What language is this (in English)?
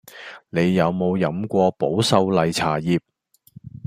Cantonese